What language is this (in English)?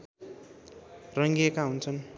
Nepali